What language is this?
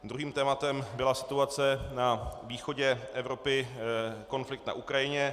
Czech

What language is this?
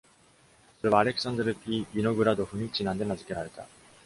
Japanese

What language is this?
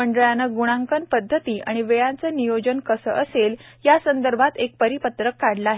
Marathi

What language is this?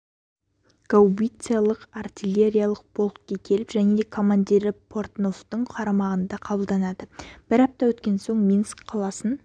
Kazakh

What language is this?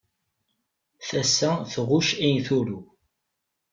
Kabyle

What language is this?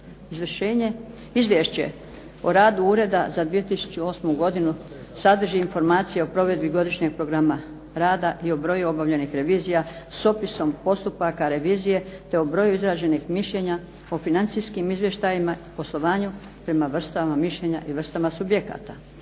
Croatian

